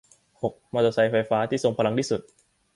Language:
Thai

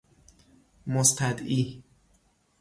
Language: Persian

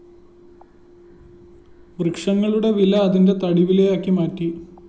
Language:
Malayalam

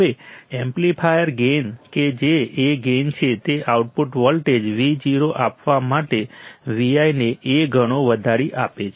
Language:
Gujarati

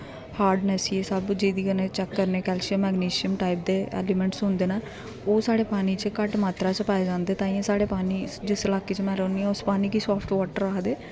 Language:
Dogri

